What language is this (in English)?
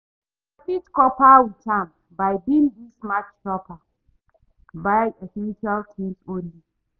Nigerian Pidgin